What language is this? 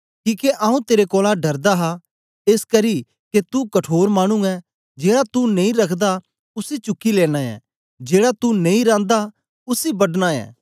Dogri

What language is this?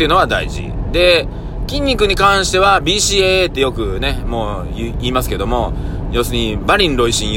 Japanese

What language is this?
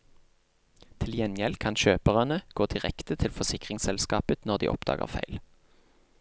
Norwegian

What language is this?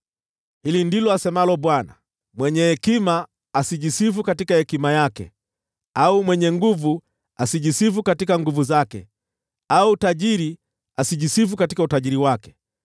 Swahili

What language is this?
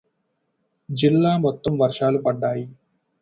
Telugu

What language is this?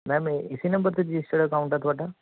Punjabi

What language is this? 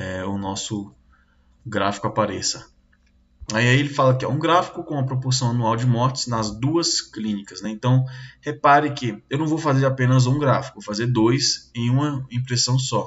Portuguese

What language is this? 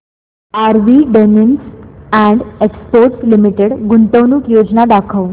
Marathi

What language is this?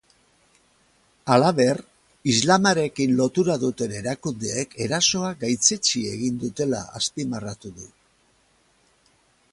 Basque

